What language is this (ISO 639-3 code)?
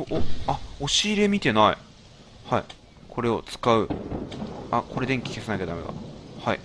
jpn